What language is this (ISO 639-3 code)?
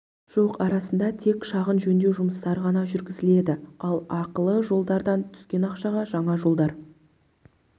kaz